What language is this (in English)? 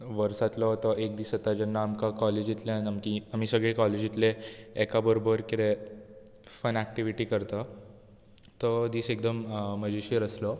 Konkani